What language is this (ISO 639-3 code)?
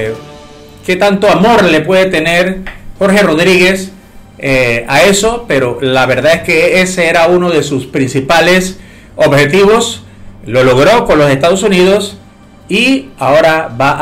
spa